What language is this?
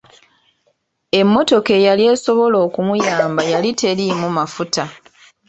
Ganda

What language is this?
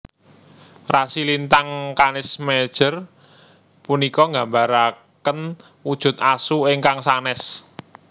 Javanese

